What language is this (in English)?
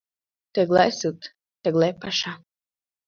Mari